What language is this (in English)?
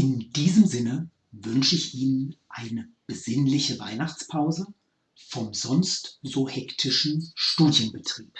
German